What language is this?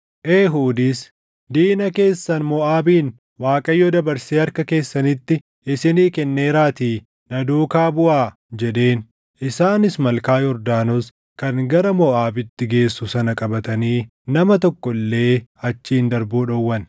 Oromo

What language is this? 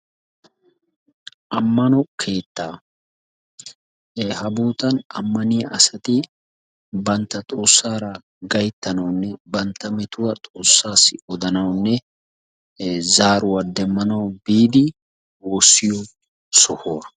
Wolaytta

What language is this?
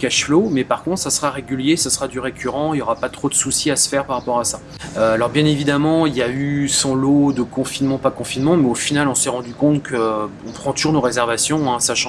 French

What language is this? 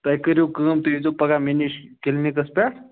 Kashmiri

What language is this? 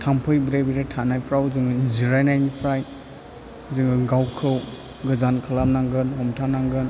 Bodo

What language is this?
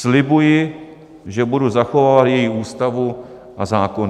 Czech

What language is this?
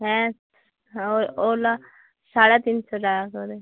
Bangla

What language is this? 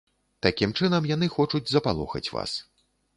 Belarusian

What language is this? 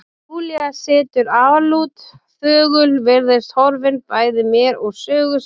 Icelandic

